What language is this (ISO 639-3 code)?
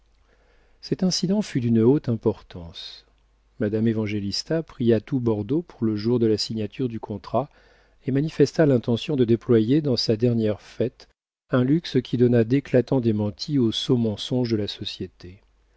fra